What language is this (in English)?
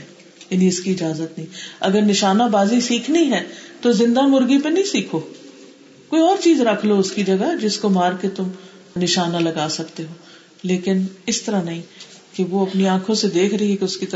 Urdu